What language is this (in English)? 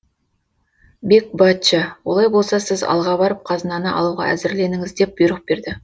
Kazakh